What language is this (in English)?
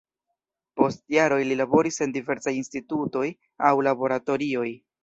Esperanto